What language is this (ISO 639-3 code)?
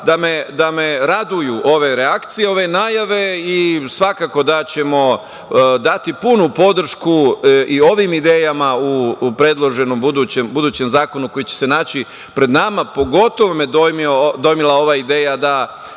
srp